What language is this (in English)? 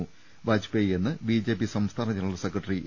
Malayalam